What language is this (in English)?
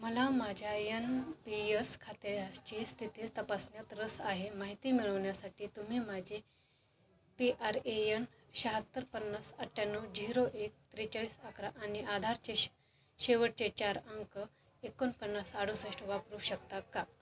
Marathi